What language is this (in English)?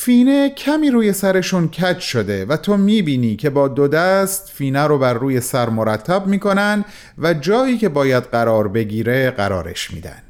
Persian